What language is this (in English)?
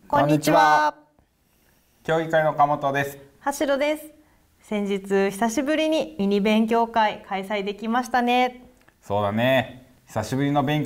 Japanese